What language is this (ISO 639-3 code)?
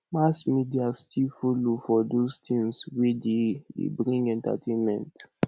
pcm